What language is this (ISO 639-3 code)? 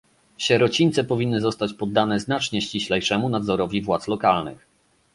pol